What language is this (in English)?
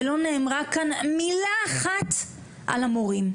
Hebrew